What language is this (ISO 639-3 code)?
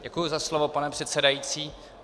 ces